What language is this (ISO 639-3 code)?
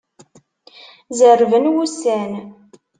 kab